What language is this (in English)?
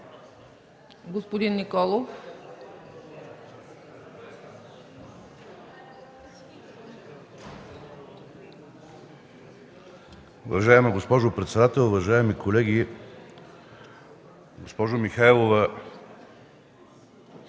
Bulgarian